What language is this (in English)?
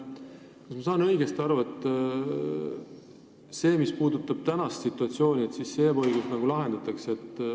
Estonian